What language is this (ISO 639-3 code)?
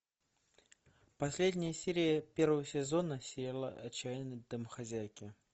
rus